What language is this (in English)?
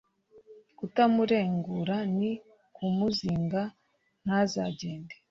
Kinyarwanda